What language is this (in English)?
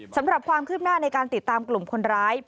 Thai